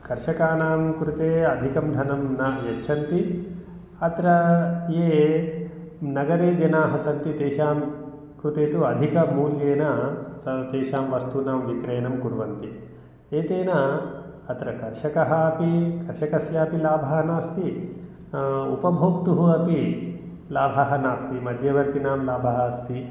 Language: Sanskrit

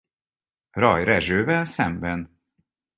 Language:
Hungarian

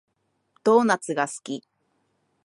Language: Japanese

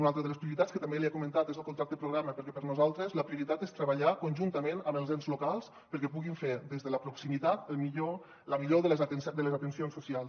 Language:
Catalan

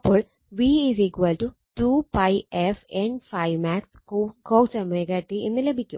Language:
Malayalam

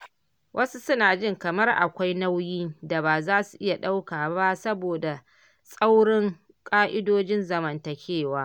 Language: Hausa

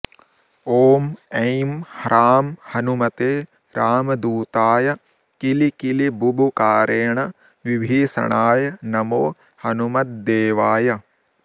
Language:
Sanskrit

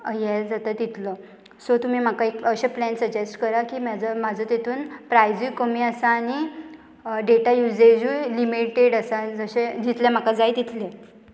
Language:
Konkani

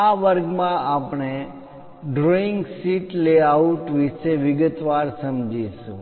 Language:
Gujarati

